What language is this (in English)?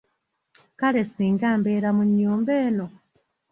Ganda